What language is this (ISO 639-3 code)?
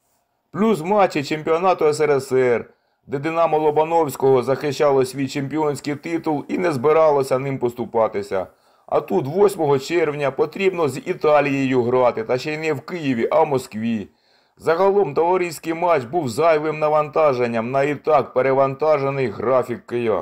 ukr